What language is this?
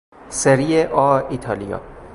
Persian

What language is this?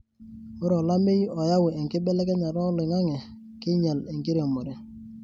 Masai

